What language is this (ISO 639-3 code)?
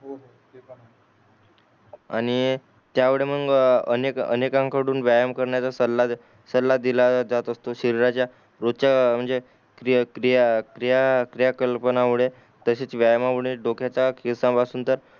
mar